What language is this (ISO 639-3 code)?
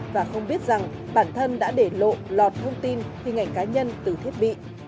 vie